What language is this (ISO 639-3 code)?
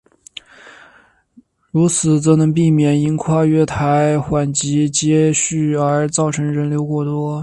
zho